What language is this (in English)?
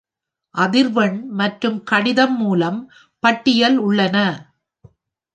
Tamil